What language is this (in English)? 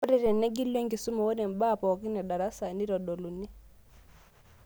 Masai